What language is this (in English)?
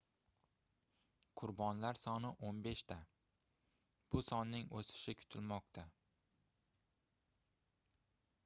Uzbek